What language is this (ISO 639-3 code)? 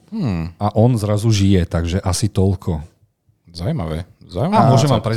slk